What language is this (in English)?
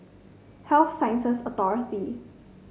English